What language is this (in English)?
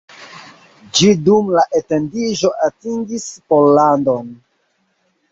Esperanto